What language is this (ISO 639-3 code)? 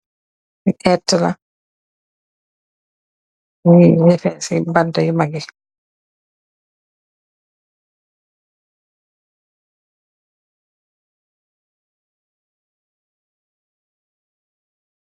wol